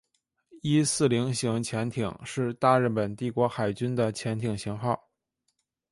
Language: Chinese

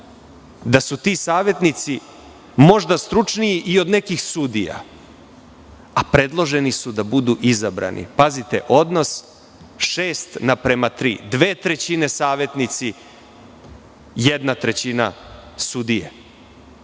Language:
Serbian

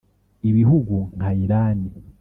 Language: Kinyarwanda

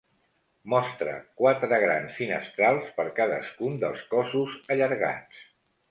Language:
Catalan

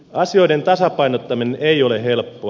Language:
Finnish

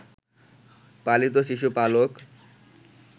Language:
Bangla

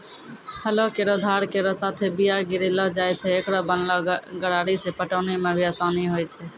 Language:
Maithili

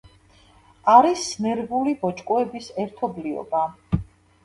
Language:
Georgian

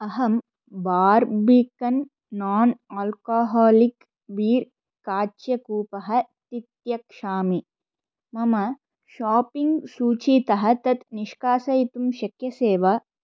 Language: Sanskrit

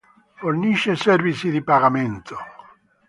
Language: Italian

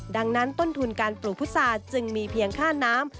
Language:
Thai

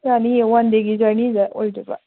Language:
Manipuri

